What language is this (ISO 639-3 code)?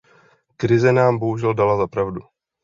ces